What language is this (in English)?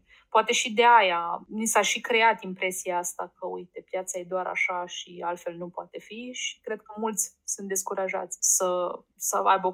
Romanian